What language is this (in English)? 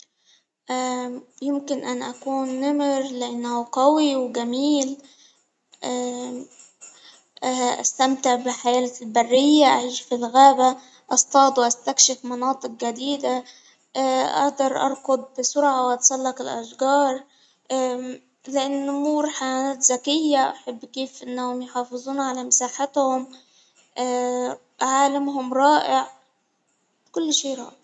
Hijazi Arabic